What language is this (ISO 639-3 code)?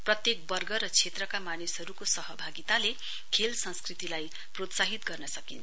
nep